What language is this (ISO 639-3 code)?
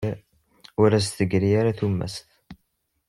kab